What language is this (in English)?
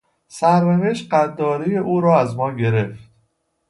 Persian